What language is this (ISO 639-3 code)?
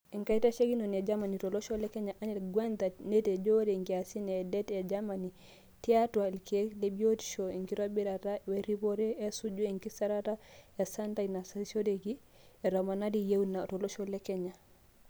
mas